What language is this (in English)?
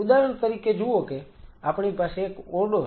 Gujarati